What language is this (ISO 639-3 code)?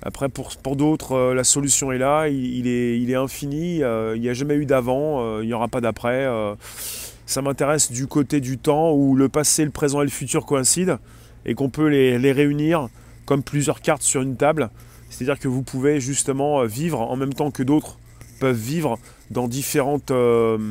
fra